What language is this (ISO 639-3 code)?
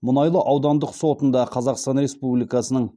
kaz